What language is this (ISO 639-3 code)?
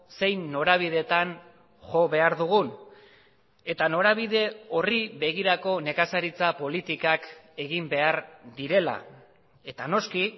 eus